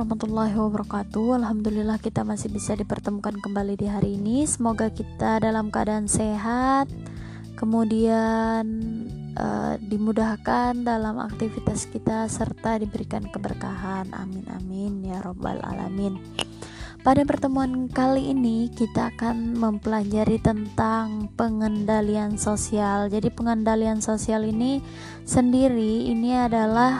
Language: Indonesian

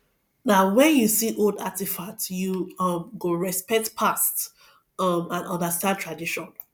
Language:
Nigerian Pidgin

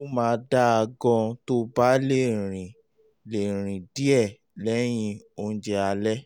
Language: Yoruba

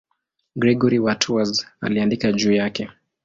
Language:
Swahili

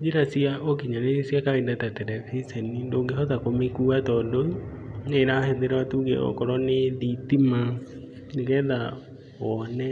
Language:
Kikuyu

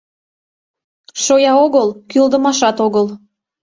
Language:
Mari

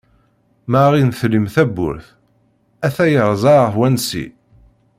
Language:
Kabyle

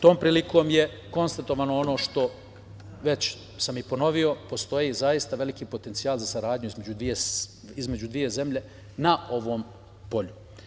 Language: Serbian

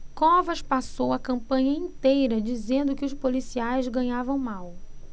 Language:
Portuguese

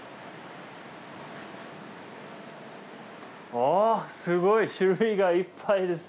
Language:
Japanese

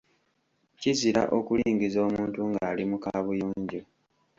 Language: Ganda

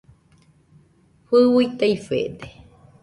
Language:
Nüpode Huitoto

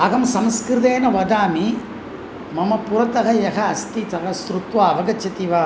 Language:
Sanskrit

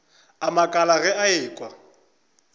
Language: Northern Sotho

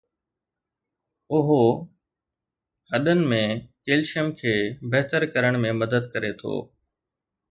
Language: Sindhi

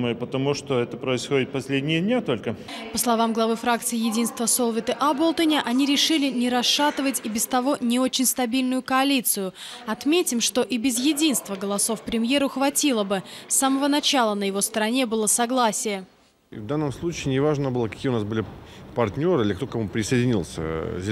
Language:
Russian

